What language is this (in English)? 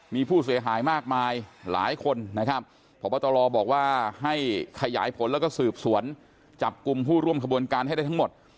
Thai